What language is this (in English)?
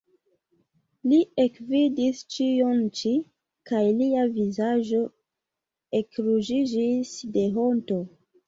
Esperanto